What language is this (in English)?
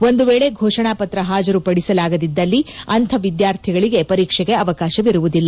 Kannada